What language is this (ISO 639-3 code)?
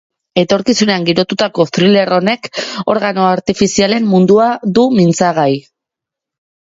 eus